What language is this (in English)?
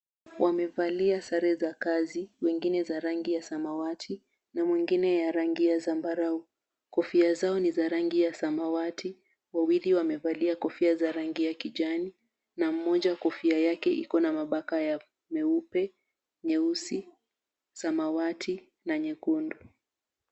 Swahili